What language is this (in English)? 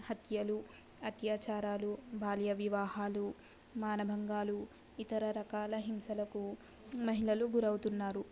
Telugu